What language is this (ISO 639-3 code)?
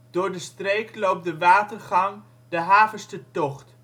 nld